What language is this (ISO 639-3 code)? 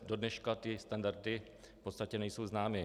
ces